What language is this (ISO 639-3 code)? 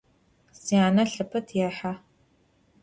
ady